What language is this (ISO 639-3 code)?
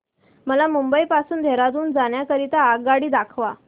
mar